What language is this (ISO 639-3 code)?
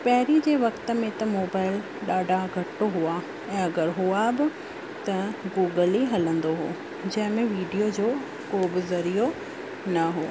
snd